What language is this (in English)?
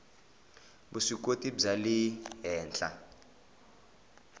Tsonga